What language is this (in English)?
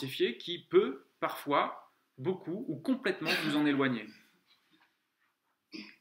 French